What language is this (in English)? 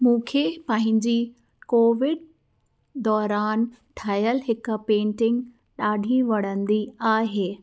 Sindhi